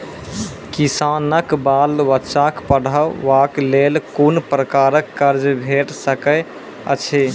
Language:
Maithili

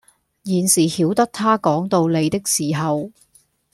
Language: Cantonese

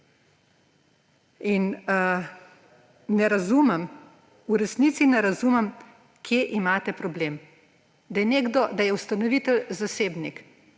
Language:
Slovenian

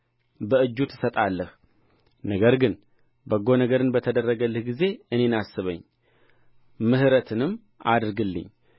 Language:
Amharic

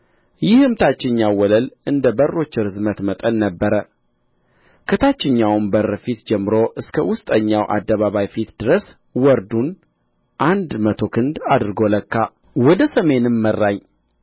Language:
Amharic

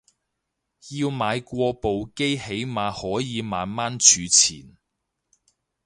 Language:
Cantonese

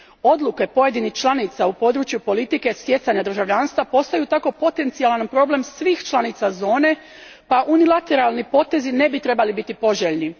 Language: Croatian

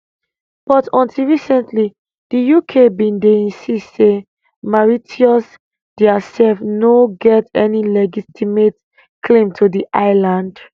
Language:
Nigerian Pidgin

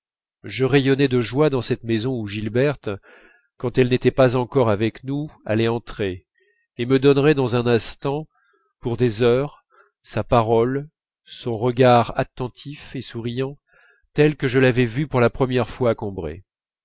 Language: French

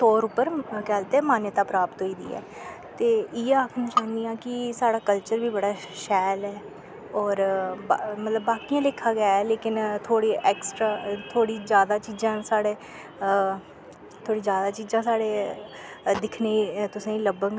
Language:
Dogri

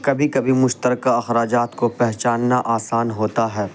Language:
Urdu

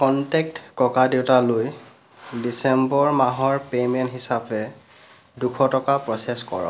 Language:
Assamese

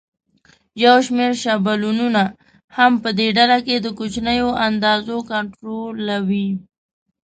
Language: Pashto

